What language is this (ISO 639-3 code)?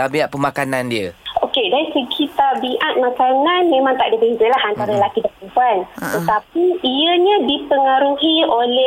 msa